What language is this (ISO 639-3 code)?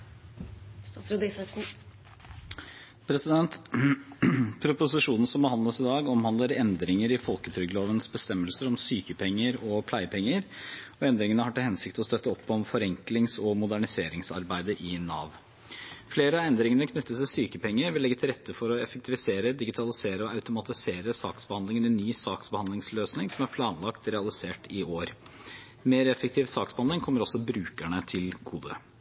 nob